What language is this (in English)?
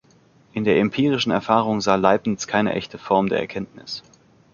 German